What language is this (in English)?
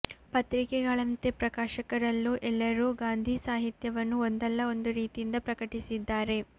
Kannada